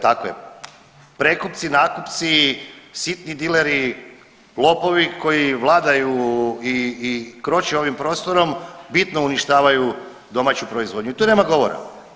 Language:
Croatian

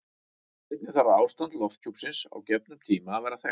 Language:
Icelandic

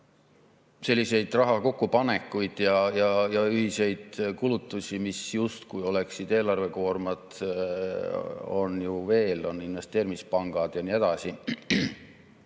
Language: Estonian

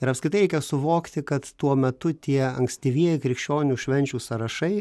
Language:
Lithuanian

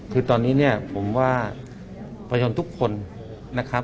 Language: Thai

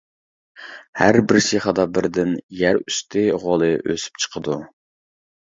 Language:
Uyghur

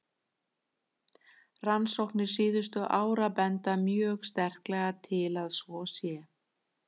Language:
Icelandic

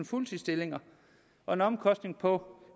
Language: Danish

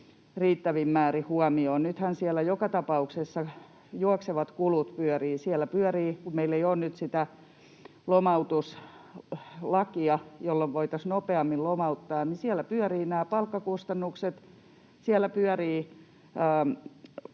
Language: Finnish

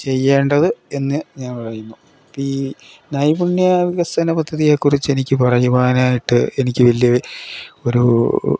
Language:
Malayalam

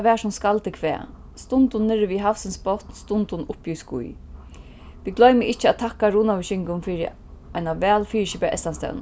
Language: Faroese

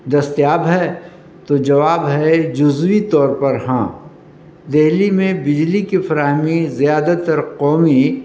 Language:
Urdu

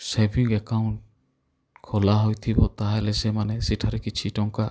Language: Odia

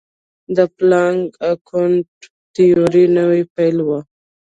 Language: Pashto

